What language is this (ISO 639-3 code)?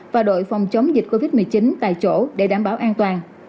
vie